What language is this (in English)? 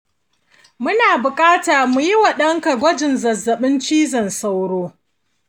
Hausa